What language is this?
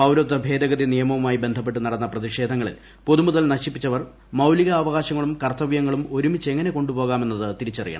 Malayalam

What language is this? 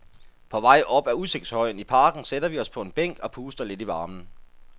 Danish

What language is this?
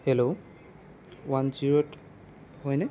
Assamese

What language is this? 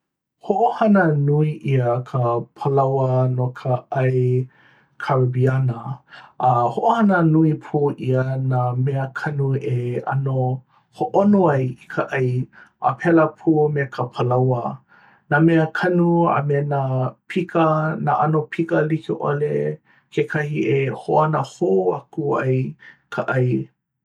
Hawaiian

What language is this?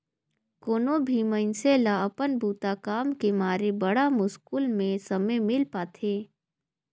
Chhattisgarhi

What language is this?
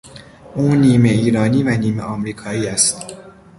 Persian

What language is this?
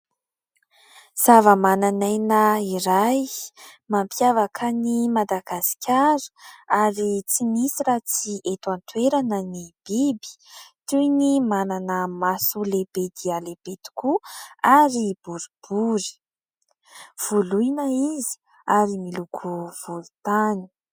Malagasy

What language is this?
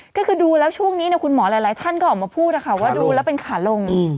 Thai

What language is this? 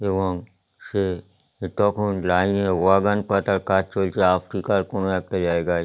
Bangla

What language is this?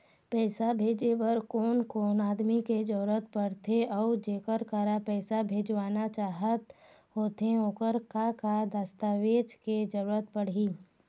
Chhattisgarhi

